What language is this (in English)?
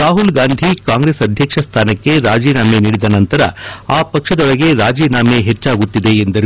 Kannada